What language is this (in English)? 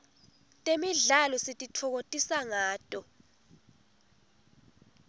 Swati